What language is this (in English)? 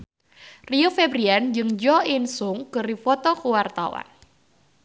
Sundanese